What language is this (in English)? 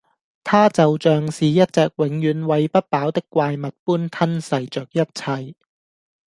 Cantonese